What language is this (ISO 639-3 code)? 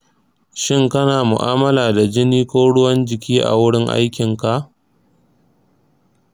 hau